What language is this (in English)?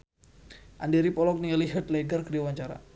Sundanese